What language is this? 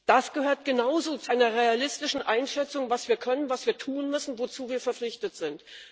German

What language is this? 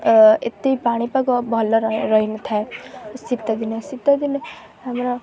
Odia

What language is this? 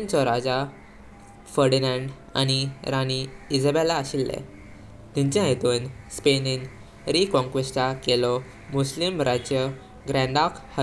Konkani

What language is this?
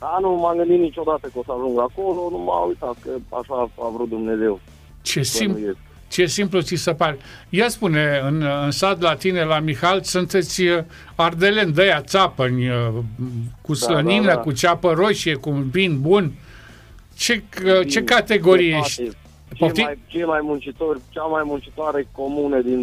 Romanian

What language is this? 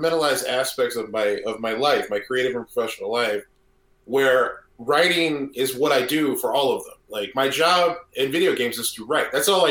English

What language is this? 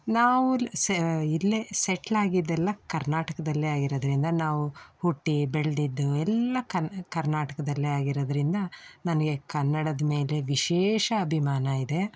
Kannada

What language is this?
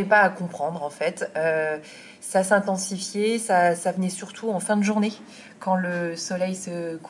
French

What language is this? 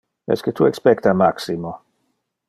Interlingua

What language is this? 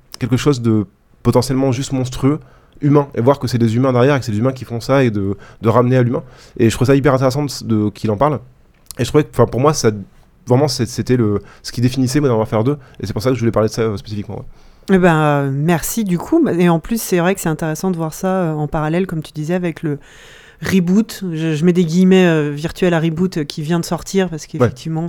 French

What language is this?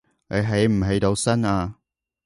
Cantonese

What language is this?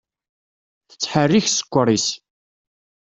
Kabyle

